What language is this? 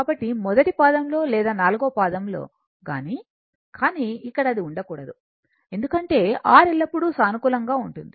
Telugu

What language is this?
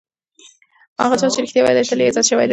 Pashto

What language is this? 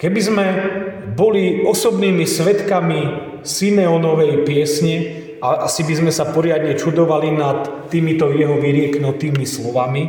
Slovak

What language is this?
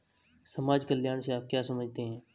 Hindi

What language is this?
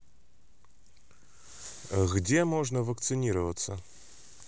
Russian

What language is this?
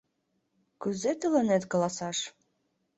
Mari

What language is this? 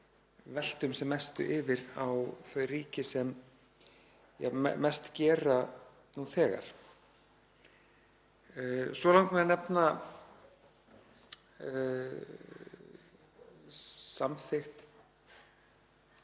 Icelandic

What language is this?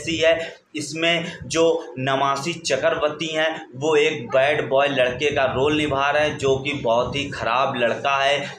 Hindi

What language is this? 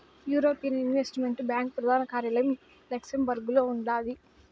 Telugu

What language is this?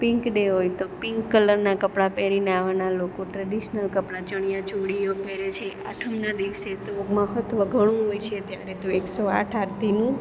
Gujarati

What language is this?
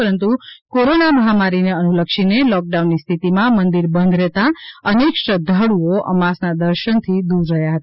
Gujarati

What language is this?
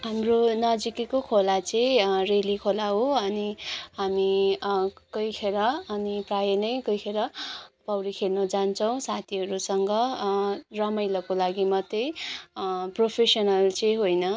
Nepali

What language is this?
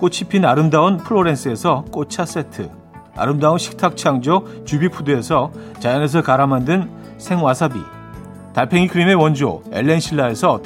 Korean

